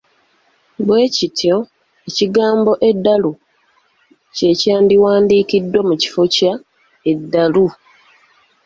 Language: Ganda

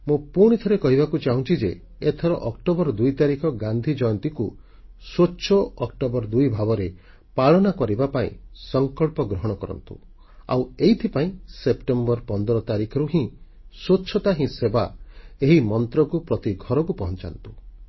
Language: Odia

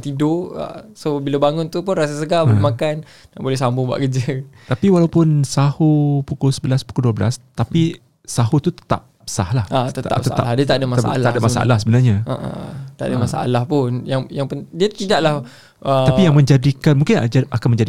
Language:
Malay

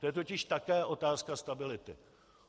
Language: Czech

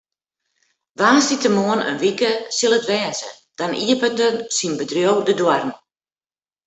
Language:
Western Frisian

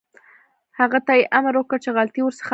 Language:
Pashto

